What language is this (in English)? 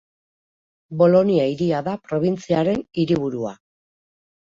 Basque